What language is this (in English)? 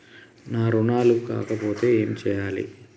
Telugu